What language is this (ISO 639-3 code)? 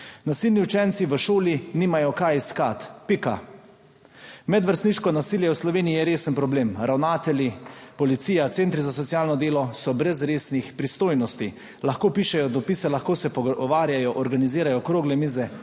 slv